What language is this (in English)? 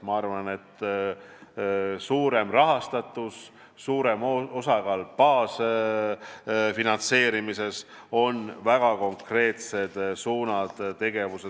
Estonian